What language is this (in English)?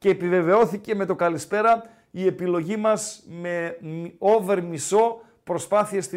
Greek